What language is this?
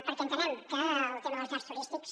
Catalan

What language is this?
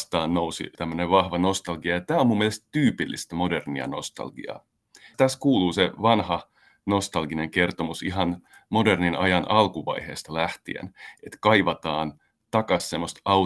Finnish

